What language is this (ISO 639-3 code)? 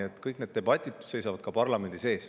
est